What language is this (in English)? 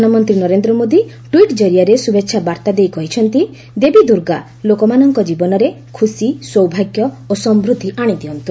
Odia